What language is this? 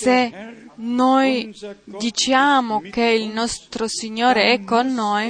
Italian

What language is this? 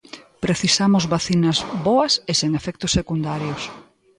Galician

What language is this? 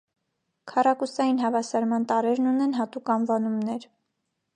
Armenian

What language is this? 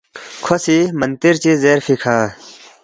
Balti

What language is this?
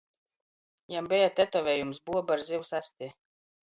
Latgalian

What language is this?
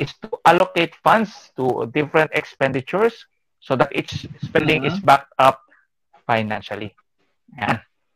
Filipino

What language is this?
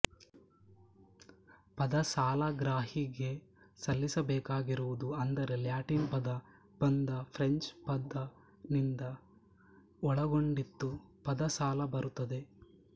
Kannada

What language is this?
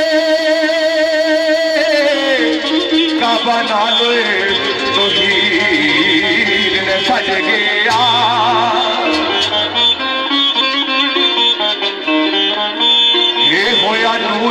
Arabic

